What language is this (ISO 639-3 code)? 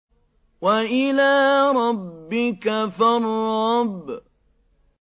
ara